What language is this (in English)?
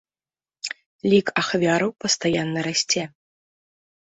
Belarusian